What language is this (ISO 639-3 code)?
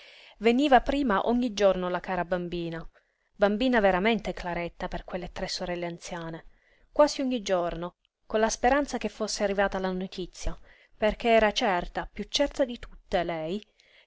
ita